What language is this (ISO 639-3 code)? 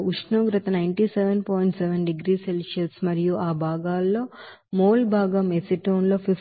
tel